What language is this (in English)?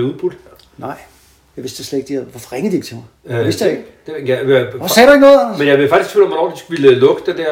Danish